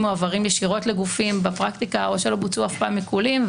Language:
Hebrew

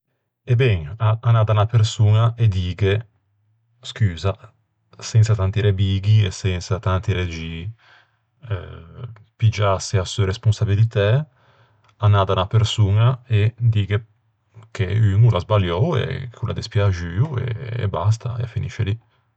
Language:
Ligurian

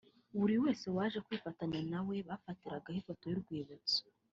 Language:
Kinyarwanda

